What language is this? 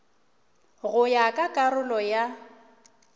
Northern Sotho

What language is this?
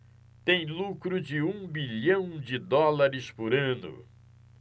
Portuguese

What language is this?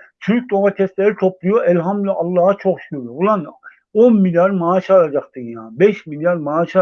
Turkish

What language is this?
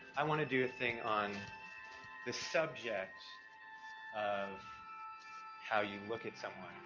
English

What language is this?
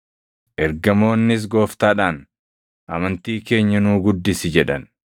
Oromo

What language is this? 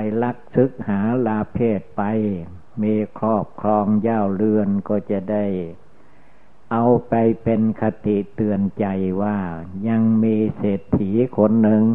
Thai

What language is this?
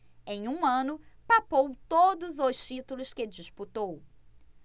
Portuguese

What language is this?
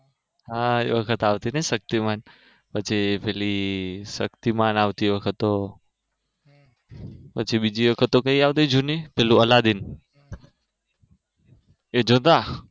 Gujarati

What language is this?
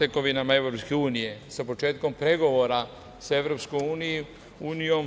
Serbian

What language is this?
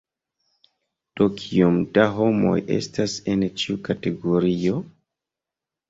Esperanto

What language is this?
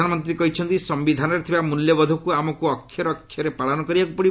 Odia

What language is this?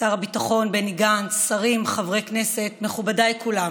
Hebrew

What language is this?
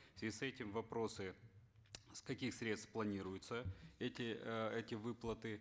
Kazakh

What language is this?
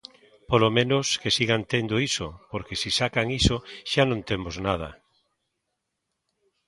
Galician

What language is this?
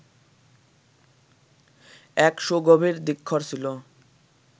Bangla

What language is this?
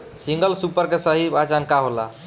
Bhojpuri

